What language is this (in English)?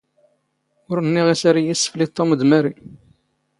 Standard Moroccan Tamazight